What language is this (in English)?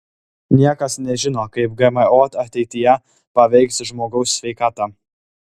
Lithuanian